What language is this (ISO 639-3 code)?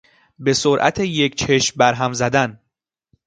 fas